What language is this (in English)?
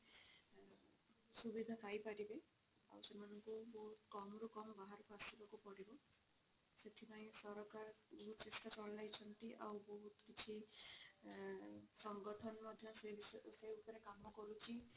Odia